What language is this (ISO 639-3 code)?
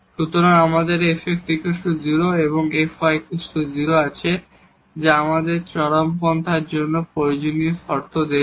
ben